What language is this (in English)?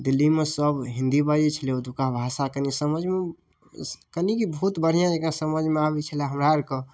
Maithili